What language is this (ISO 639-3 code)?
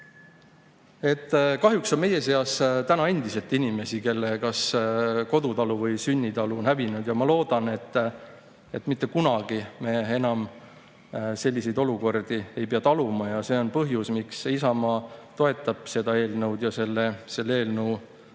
est